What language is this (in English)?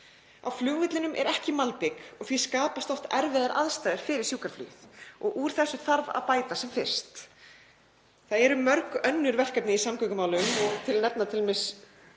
Icelandic